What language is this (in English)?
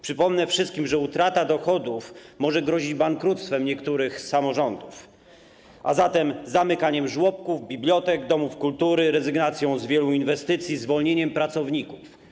Polish